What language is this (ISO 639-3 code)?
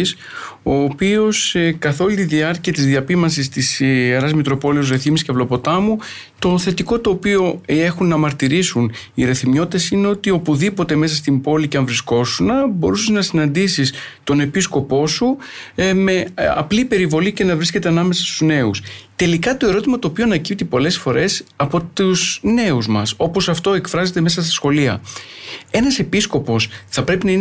ell